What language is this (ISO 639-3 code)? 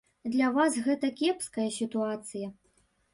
bel